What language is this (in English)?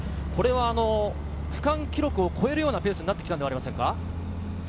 Japanese